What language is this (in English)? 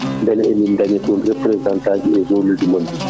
Fula